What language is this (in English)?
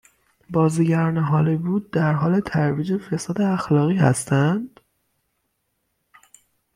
Persian